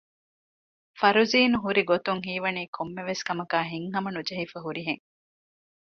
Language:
Divehi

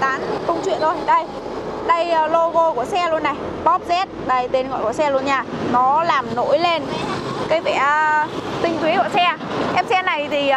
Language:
Vietnamese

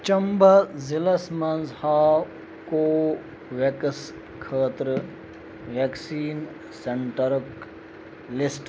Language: Kashmiri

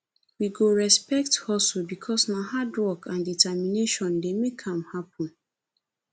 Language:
Nigerian Pidgin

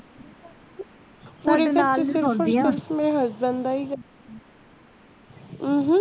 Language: Punjabi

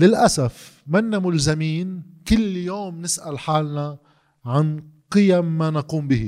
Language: Arabic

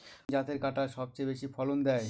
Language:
Bangla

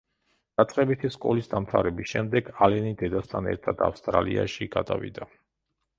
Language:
Georgian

